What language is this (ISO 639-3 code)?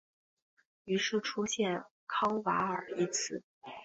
zho